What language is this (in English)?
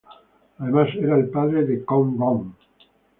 Spanish